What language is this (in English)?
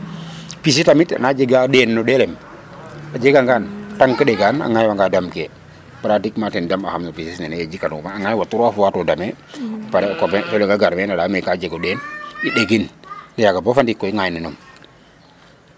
Serer